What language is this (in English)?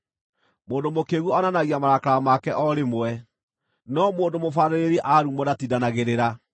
Kikuyu